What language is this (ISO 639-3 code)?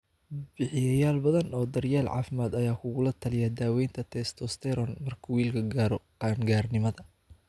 som